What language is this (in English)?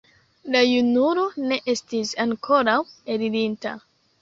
Esperanto